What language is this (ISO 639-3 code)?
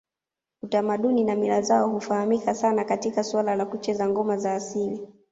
swa